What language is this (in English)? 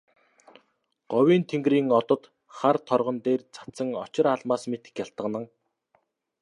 Mongolian